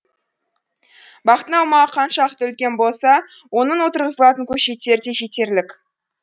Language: Kazakh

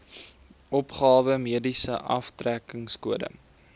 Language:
Afrikaans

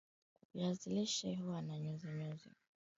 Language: Swahili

